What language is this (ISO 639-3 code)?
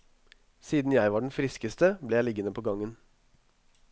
nor